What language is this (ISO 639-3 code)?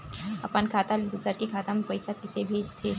hne